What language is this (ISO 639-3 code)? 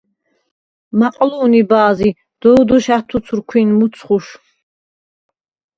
sva